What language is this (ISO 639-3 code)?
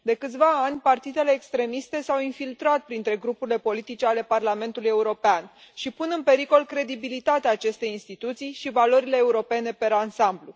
ron